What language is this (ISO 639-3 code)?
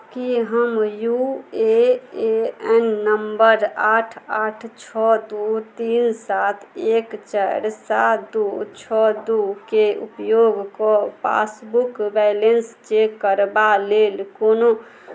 mai